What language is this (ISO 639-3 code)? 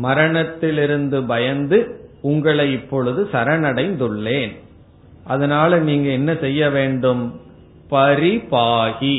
tam